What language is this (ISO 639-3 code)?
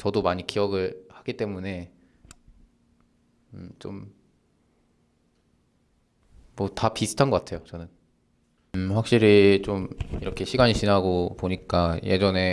kor